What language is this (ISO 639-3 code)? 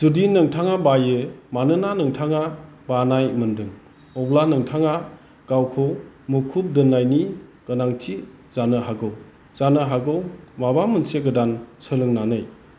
brx